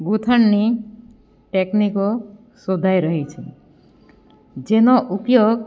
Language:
Gujarati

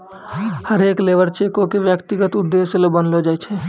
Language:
Maithili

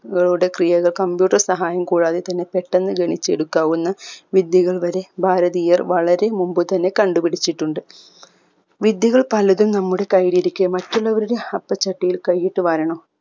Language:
Malayalam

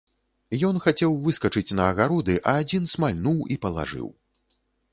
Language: Belarusian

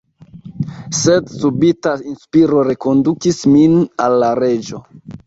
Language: Esperanto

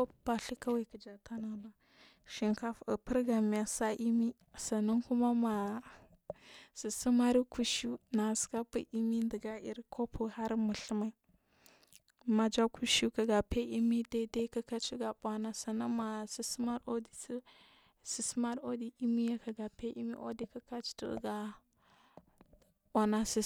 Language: Marghi South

